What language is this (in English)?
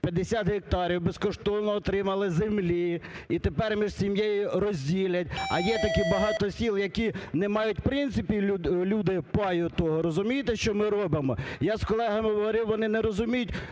Ukrainian